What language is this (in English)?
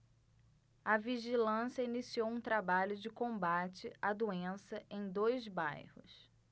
Portuguese